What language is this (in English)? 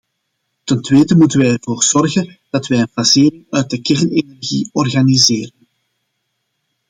Dutch